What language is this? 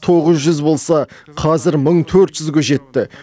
Kazakh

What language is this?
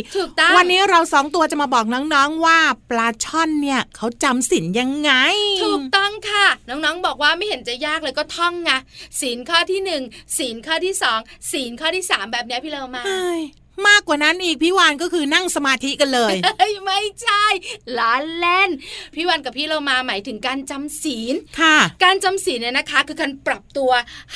Thai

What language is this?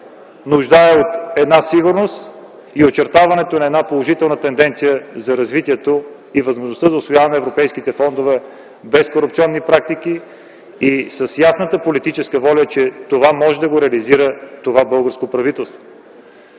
Bulgarian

